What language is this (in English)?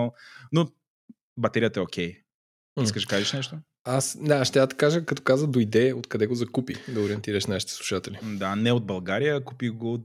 Bulgarian